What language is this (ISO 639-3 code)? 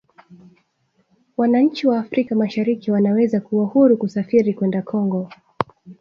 swa